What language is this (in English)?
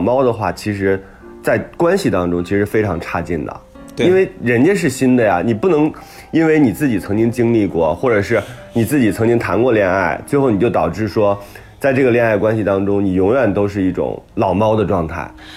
Chinese